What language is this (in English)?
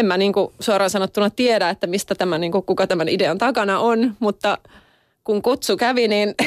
Finnish